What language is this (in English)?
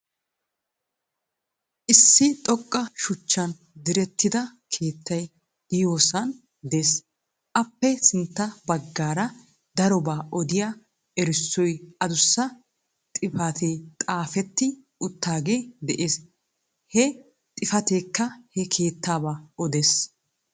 Wolaytta